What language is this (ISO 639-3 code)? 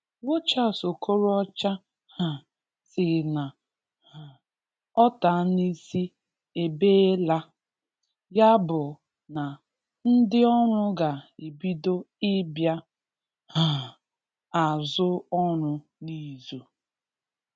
ibo